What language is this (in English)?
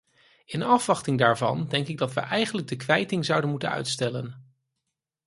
Dutch